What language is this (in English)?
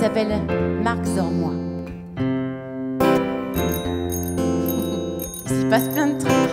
French